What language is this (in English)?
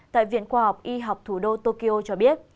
Vietnamese